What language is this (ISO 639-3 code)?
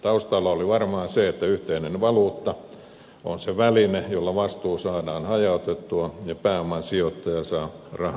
fin